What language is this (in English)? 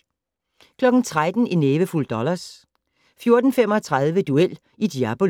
Danish